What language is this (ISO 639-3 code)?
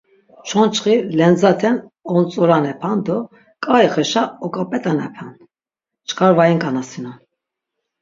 lzz